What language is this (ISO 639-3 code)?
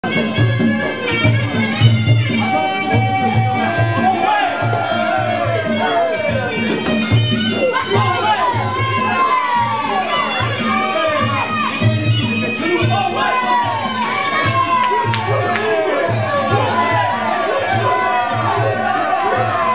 ara